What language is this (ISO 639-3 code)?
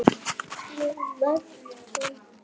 isl